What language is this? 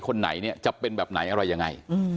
Thai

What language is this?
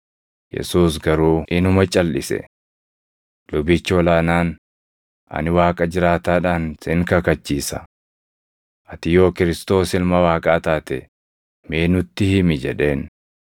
Oromo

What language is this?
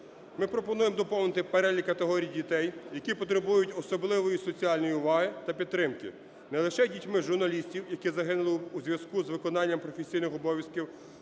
Ukrainian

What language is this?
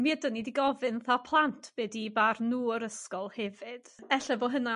Welsh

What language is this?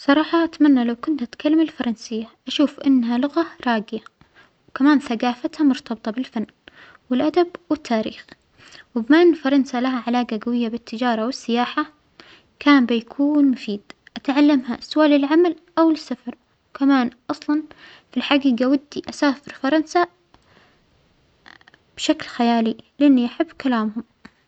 Omani Arabic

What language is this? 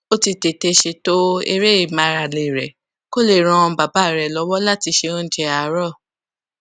Yoruba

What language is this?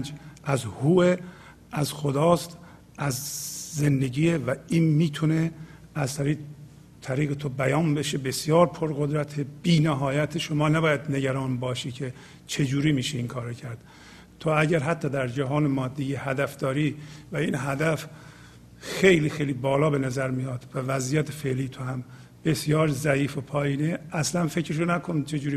Persian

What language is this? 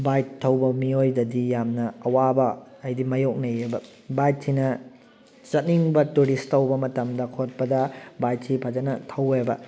Manipuri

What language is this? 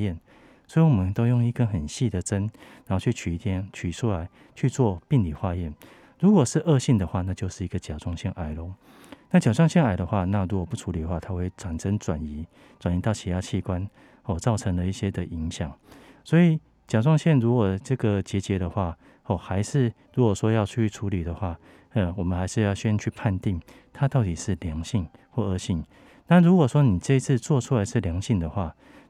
Chinese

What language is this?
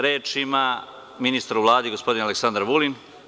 Serbian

